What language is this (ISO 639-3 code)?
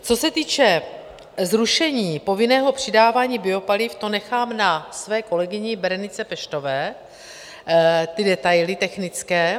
ces